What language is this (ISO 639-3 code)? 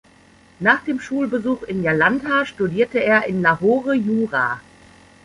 deu